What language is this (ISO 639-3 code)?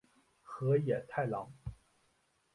zho